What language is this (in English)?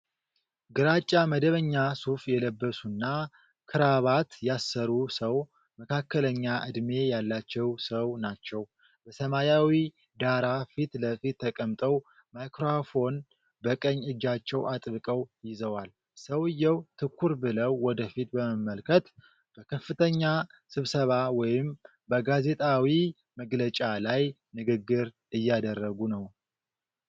Amharic